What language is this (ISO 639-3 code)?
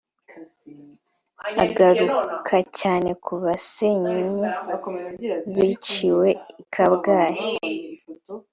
kin